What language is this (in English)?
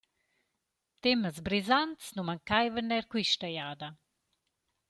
Romansh